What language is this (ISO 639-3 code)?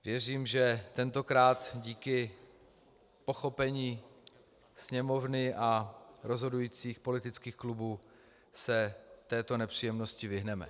ces